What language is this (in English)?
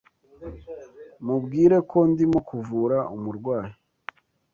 Kinyarwanda